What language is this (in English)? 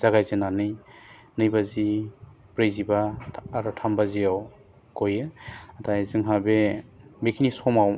Bodo